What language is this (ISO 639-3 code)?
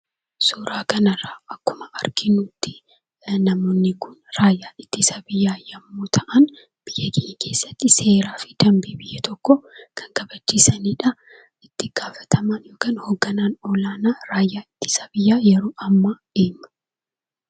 orm